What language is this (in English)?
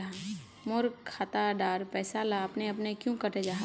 Magahi